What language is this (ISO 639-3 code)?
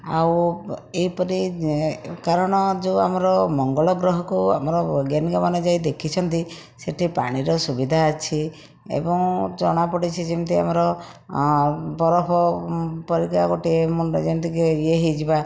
ori